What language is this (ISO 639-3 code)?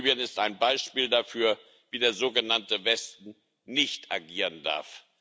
deu